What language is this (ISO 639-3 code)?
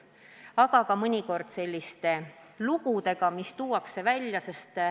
est